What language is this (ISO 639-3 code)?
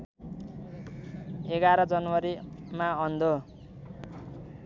nep